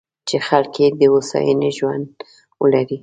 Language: Pashto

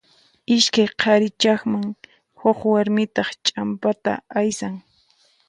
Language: Puno Quechua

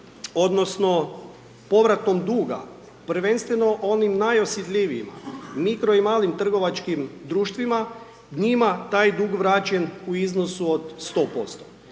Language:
Croatian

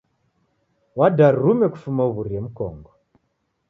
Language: Taita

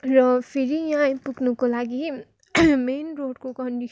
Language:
Nepali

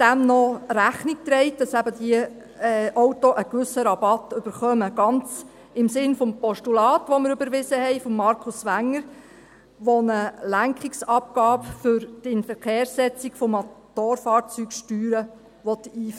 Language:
Swiss German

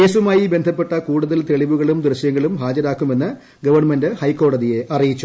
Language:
Malayalam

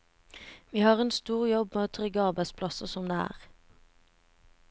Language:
Norwegian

